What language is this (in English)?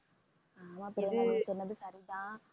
Tamil